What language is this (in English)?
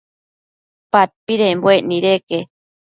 Matsés